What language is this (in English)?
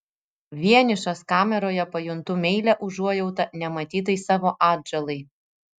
Lithuanian